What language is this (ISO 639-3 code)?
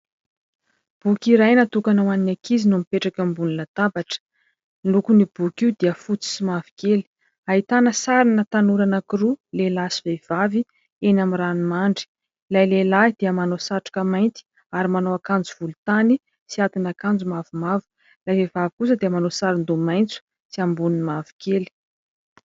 mlg